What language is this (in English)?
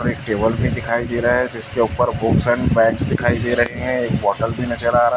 Hindi